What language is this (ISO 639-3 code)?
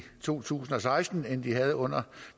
dan